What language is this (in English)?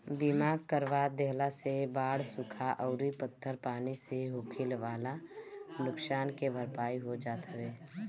Bhojpuri